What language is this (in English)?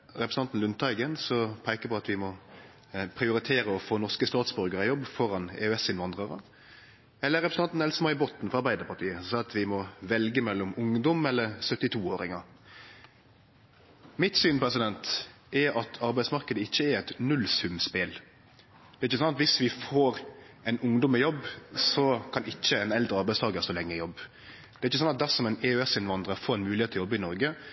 Norwegian Nynorsk